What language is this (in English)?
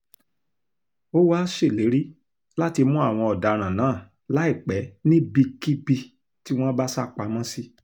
Yoruba